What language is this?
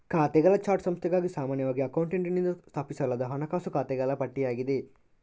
Kannada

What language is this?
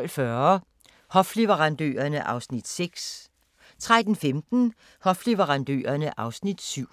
Danish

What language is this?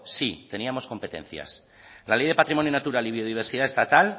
Spanish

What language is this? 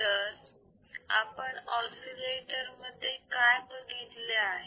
Marathi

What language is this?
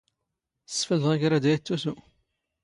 Standard Moroccan Tamazight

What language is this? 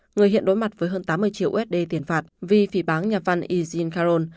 Vietnamese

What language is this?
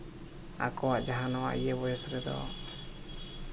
Santali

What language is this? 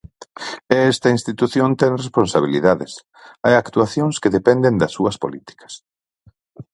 Galician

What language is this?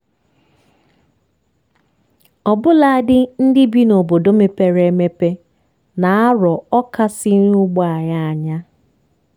Igbo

